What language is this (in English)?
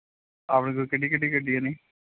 Punjabi